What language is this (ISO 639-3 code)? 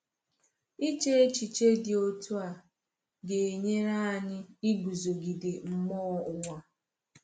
ibo